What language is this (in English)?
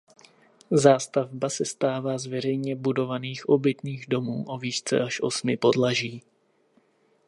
Czech